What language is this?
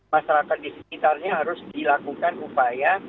Indonesian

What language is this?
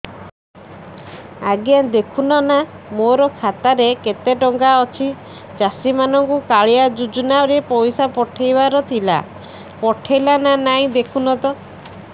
Odia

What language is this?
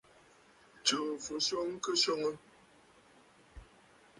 Bafut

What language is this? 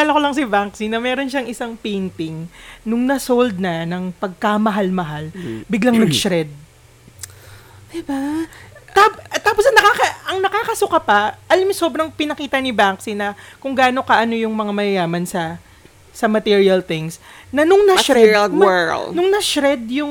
Filipino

